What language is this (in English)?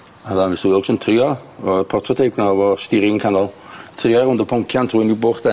Welsh